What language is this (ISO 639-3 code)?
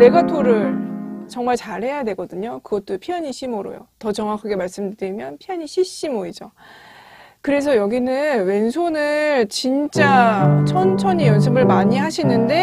kor